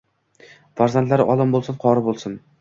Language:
Uzbek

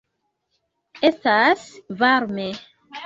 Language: Esperanto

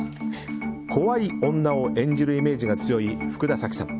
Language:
Japanese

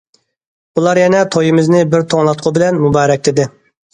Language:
Uyghur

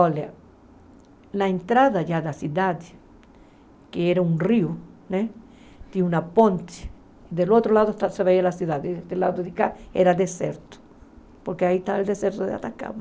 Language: Portuguese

